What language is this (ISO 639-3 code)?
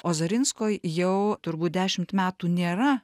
lit